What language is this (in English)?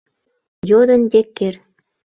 Mari